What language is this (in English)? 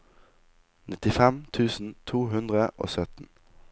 Norwegian